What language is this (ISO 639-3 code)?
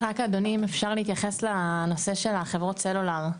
heb